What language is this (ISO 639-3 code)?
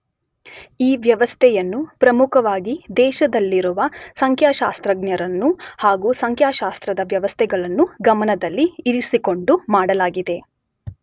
kan